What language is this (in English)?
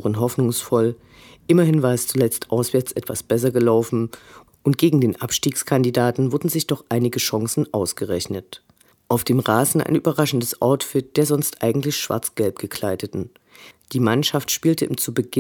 German